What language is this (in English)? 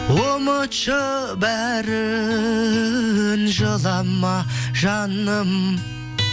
Kazakh